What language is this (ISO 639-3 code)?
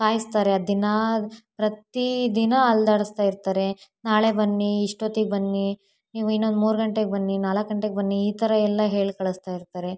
kan